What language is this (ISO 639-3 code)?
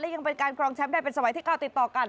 tha